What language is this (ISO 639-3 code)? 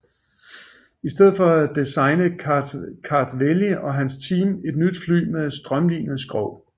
dan